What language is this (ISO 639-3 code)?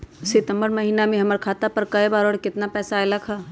mag